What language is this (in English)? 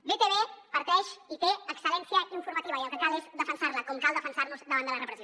Catalan